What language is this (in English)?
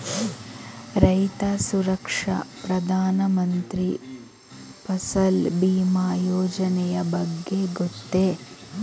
Kannada